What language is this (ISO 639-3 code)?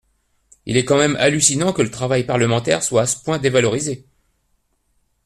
fra